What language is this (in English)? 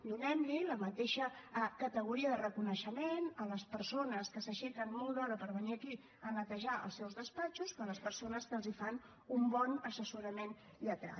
Catalan